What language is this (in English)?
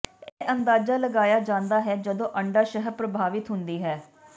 Punjabi